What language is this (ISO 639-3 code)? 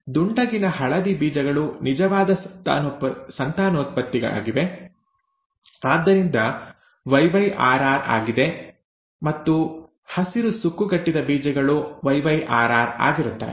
kan